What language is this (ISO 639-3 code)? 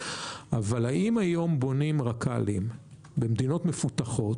heb